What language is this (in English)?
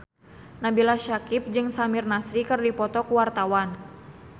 Sundanese